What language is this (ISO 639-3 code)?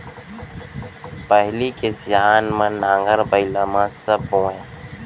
hne